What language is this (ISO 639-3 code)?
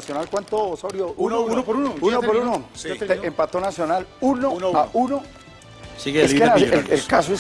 spa